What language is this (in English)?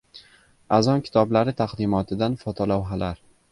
Uzbek